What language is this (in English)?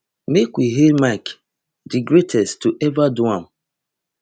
Nigerian Pidgin